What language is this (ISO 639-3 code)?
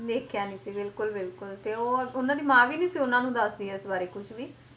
pan